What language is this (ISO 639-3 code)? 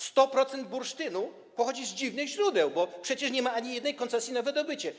pol